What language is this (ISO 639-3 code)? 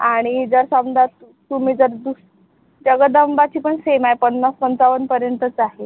mar